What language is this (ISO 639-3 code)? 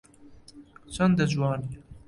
ckb